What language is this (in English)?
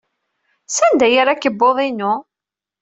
Kabyle